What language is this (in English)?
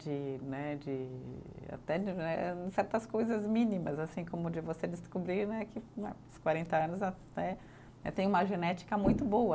Portuguese